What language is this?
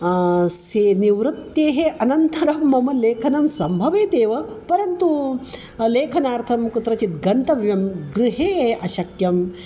Sanskrit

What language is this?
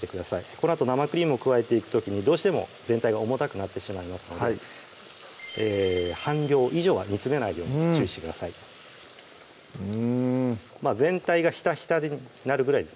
Japanese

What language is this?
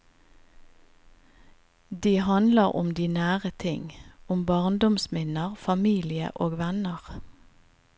Norwegian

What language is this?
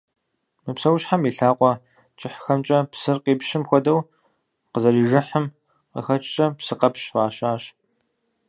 Kabardian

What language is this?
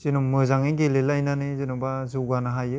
Bodo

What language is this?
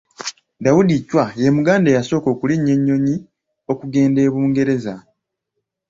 Ganda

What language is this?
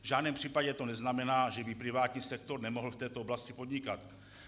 Czech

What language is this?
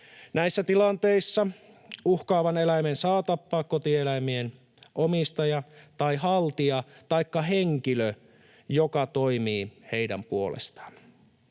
Finnish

